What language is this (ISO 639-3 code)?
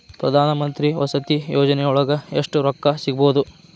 kan